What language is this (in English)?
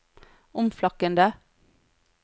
Norwegian